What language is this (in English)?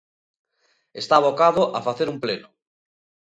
Galician